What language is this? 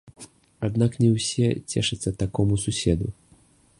Belarusian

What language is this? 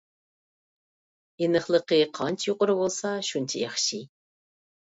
Uyghur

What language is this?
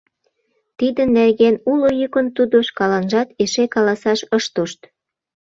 Mari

